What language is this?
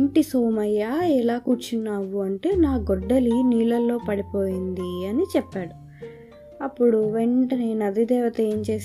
Telugu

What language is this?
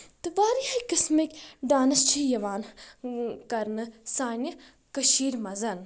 Kashmiri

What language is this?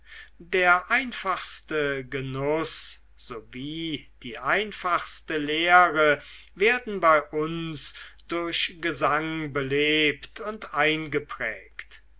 German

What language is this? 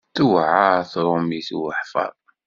Kabyle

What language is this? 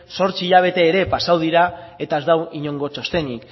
Basque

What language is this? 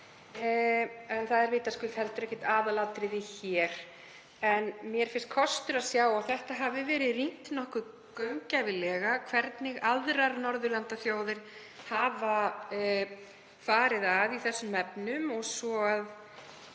Icelandic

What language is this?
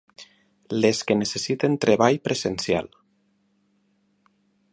Catalan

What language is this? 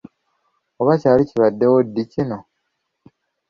Ganda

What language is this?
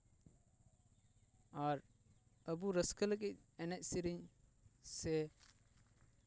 Santali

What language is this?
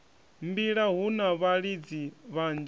Venda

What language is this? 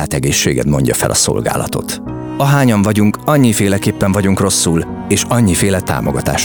Hungarian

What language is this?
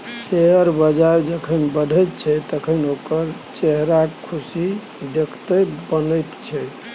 Maithili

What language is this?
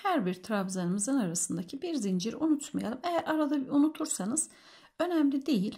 Turkish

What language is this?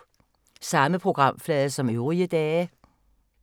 Danish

